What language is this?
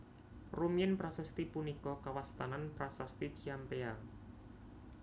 Javanese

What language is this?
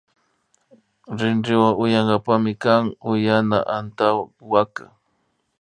Imbabura Highland Quichua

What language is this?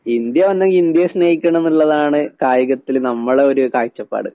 Malayalam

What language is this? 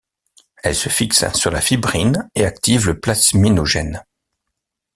French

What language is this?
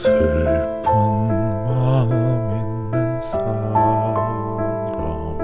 Korean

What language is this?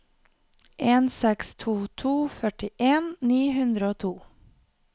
Norwegian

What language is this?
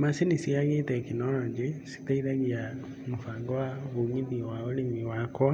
Kikuyu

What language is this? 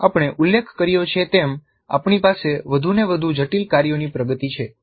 Gujarati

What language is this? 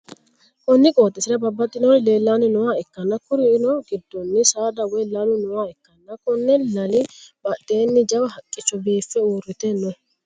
Sidamo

